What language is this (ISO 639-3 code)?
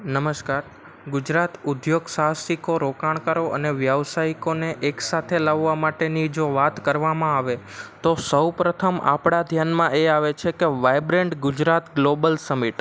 guj